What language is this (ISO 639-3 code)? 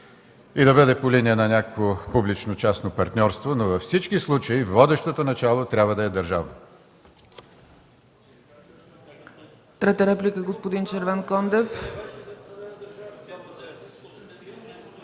bul